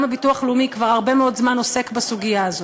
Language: Hebrew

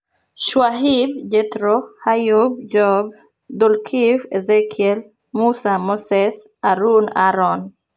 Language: Luo (Kenya and Tanzania)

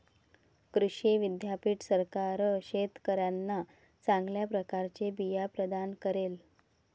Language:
Marathi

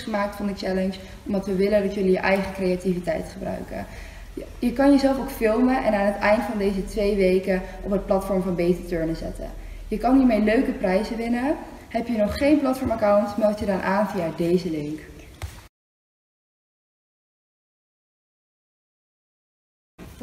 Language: Dutch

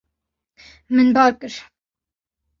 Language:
Kurdish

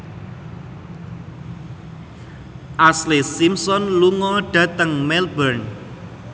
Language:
Javanese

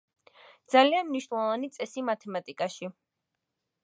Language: Georgian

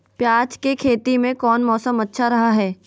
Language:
Magahi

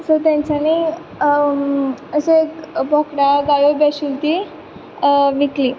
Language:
Konkani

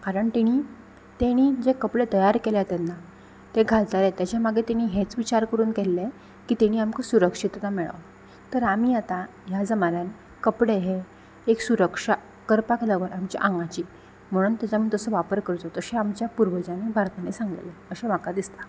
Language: Konkani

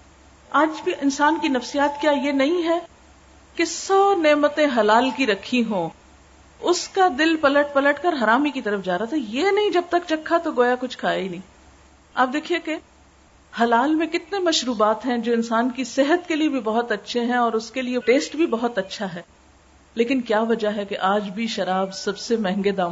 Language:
Urdu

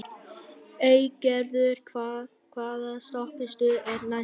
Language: Icelandic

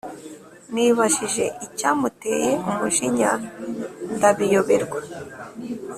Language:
Kinyarwanda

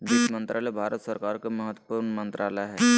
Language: Magahi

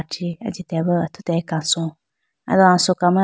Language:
Idu-Mishmi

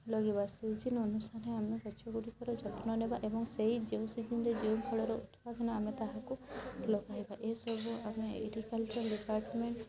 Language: Odia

